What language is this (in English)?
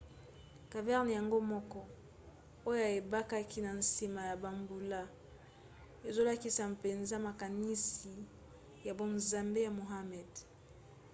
Lingala